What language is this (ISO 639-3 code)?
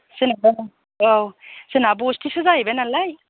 brx